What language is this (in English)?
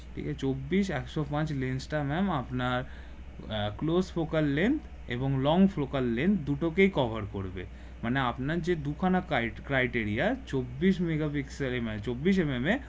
Bangla